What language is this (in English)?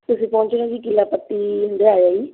Punjabi